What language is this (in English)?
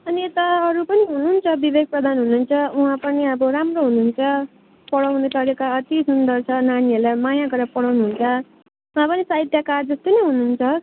Nepali